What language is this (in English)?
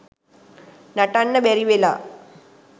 Sinhala